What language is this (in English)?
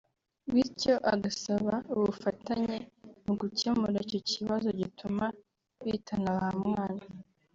Kinyarwanda